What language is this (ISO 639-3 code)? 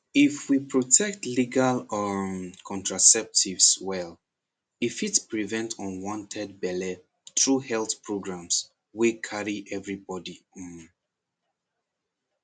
pcm